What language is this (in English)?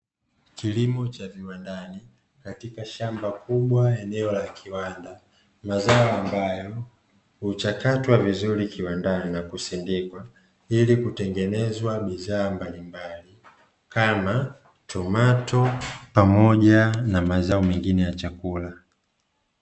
Swahili